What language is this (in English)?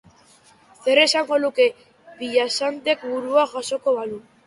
Basque